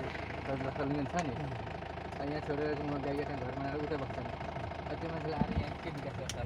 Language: Thai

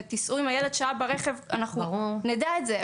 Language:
Hebrew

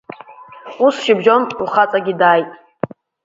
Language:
Abkhazian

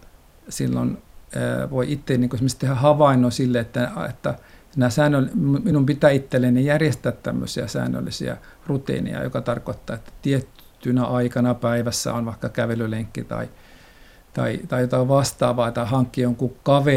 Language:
Finnish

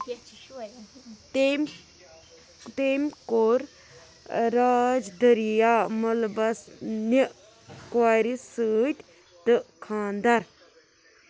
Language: Kashmiri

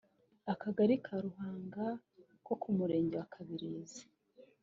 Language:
Kinyarwanda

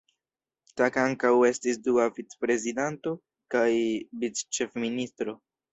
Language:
Esperanto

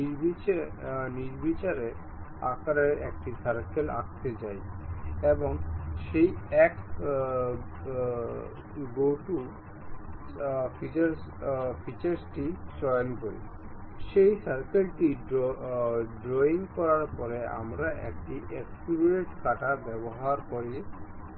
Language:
Bangla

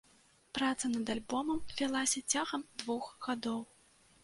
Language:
Belarusian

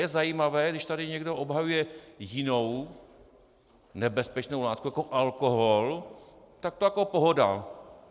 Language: Czech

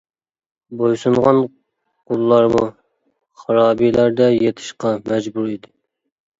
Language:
Uyghur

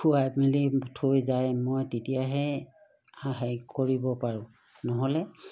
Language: Assamese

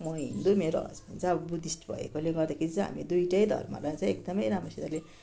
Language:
Nepali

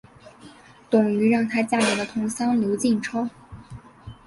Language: Chinese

